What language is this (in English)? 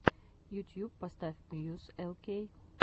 Russian